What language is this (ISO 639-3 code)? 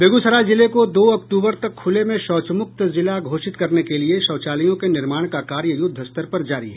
hin